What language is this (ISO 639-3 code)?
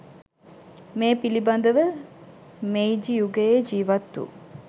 sin